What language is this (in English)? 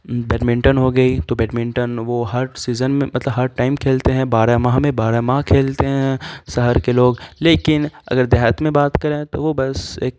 Urdu